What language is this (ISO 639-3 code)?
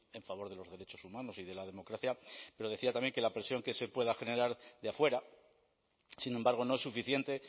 spa